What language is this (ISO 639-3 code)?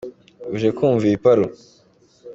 kin